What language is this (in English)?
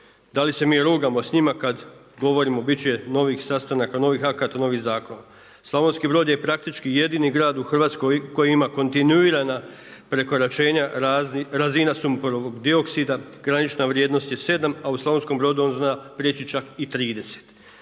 Croatian